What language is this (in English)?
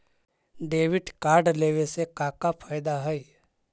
Magahi